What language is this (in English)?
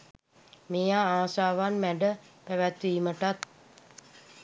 Sinhala